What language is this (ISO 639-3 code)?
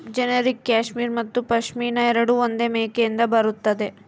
kan